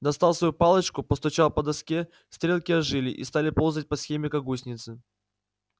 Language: Russian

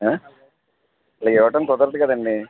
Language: Telugu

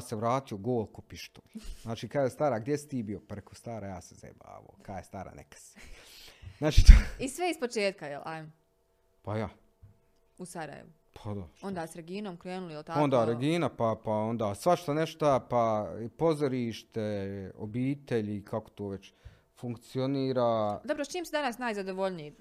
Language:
Croatian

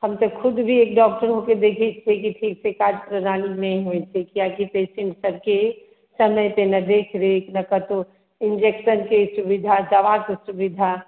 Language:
Maithili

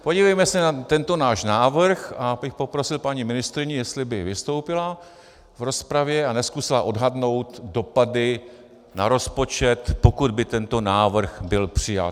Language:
Czech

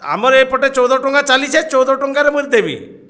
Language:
Odia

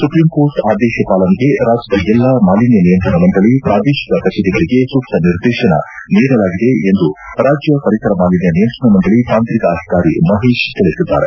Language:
Kannada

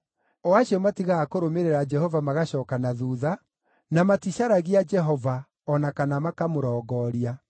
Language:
Kikuyu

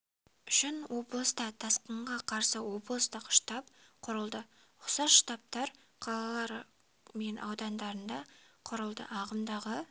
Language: Kazakh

